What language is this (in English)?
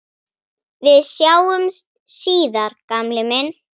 Icelandic